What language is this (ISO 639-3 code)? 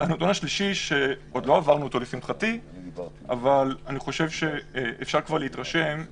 heb